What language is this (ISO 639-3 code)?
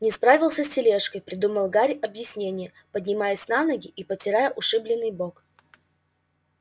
rus